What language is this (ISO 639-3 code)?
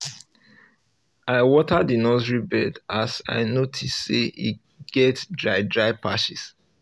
pcm